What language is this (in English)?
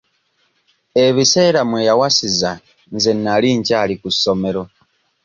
Ganda